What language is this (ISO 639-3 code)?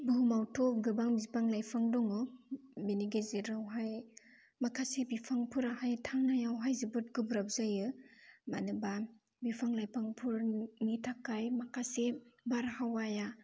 brx